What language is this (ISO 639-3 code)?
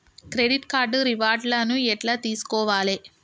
tel